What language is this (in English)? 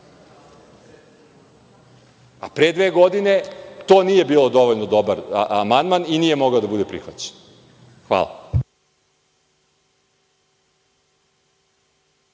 Serbian